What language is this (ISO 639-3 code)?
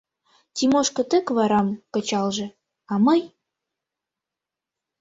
chm